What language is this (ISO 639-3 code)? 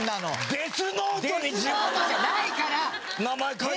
jpn